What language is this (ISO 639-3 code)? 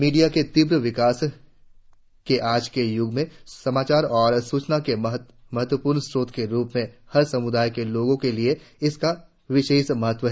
hin